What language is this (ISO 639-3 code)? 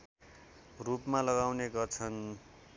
nep